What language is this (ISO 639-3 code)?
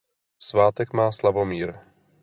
ces